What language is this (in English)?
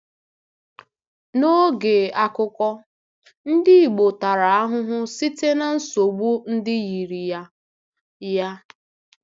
Igbo